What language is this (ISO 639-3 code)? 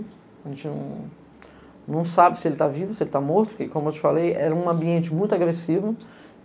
por